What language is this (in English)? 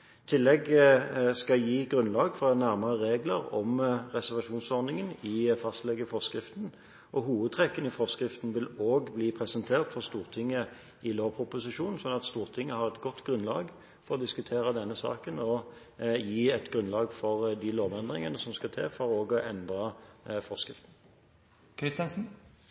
Norwegian Bokmål